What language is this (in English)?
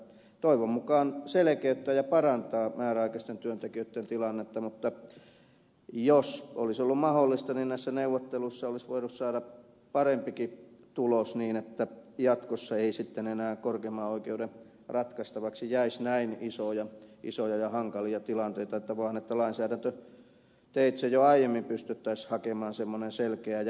Finnish